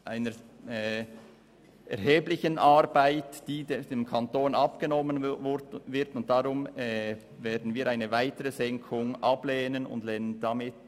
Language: Swiss German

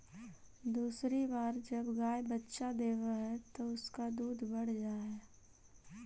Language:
Magahi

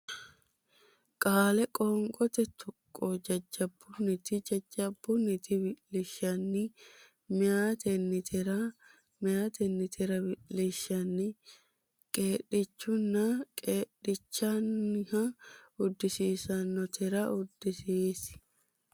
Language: Sidamo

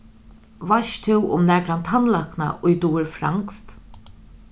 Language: Faroese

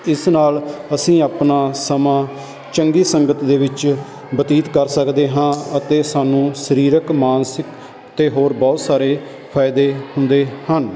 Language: Punjabi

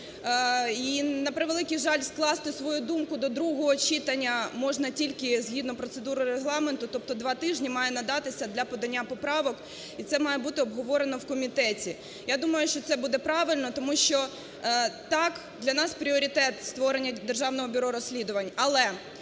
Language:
Ukrainian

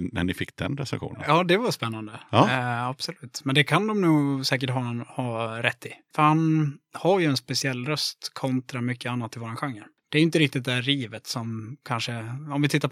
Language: Swedish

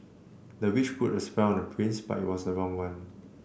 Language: English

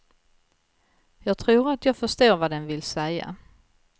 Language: Swedish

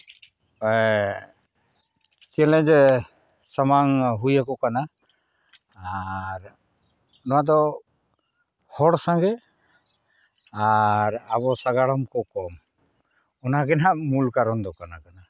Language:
Santali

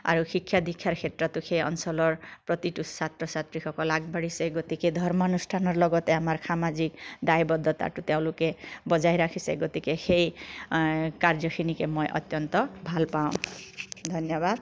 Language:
Assamese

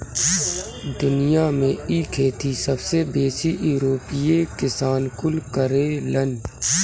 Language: Bhojpuri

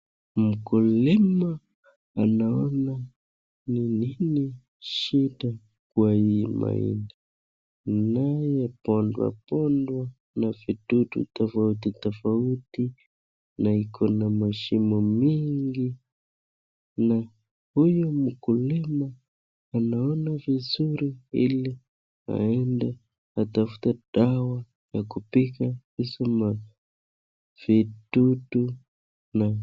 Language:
Swahili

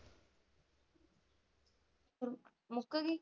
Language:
Punjabi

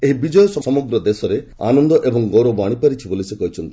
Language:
Odia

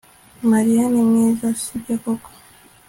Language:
Kinyarwanda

